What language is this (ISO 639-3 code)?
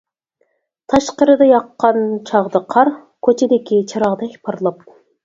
uig